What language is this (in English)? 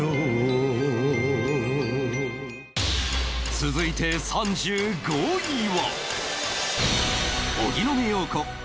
Japanese